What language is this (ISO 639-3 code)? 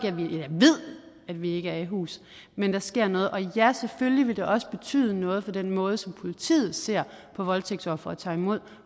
dan